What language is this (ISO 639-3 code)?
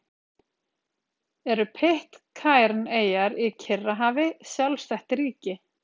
isl